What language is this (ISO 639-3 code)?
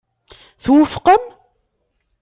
kab